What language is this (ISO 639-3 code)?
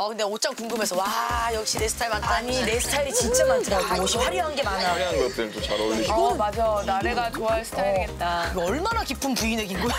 kor